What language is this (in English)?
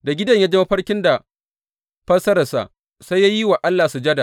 Hausa